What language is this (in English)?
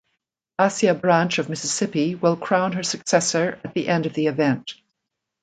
English